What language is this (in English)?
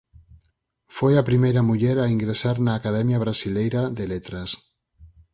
Galician